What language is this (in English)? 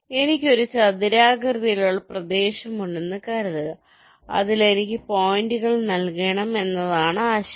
Malayalam